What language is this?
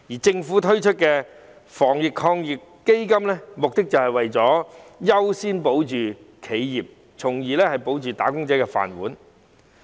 Cantonese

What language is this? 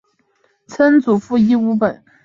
Chinese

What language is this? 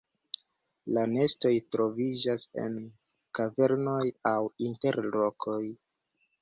Esperanto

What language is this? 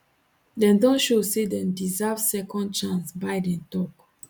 Nigerian Pidgin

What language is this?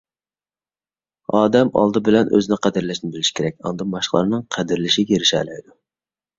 Uyghur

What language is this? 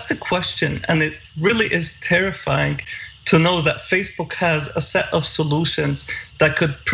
English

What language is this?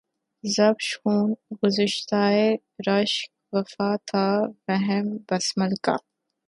Urdu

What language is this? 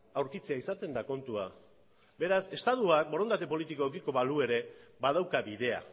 Basque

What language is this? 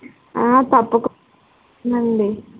Telugu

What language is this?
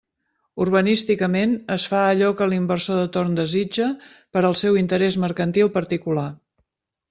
Catalan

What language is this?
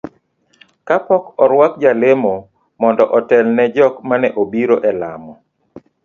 Luo (Kenya and Tanzania)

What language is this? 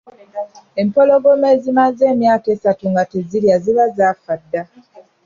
Ganda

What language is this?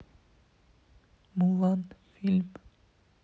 Russian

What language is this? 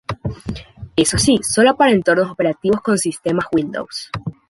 Spanish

